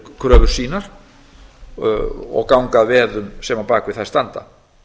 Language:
Icelandic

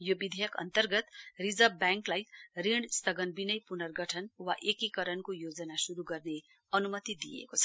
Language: Nepali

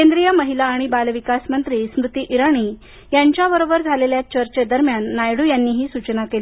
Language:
Marathi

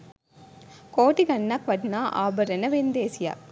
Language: Sinhala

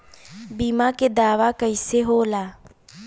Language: Bhojpuri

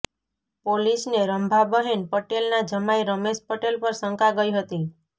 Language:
Gujarati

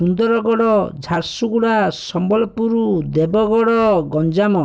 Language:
Odia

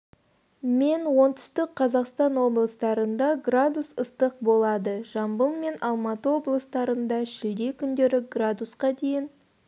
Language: Kazakh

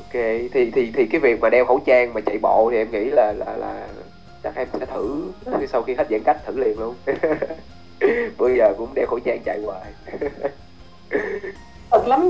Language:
Vietnamese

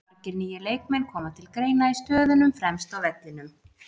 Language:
Icelandic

